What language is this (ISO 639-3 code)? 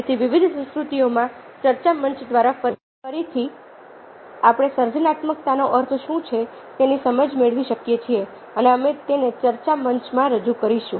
guj